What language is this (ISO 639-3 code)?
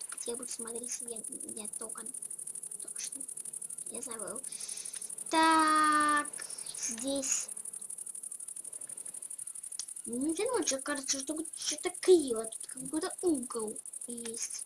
rus